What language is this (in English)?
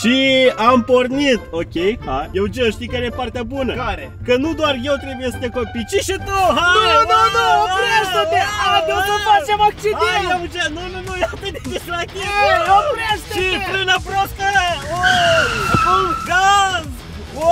Romanian